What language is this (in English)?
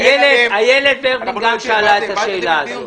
Hebrew